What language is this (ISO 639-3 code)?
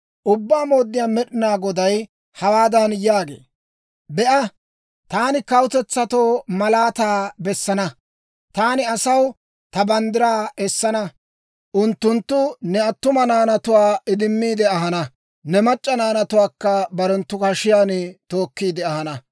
dwr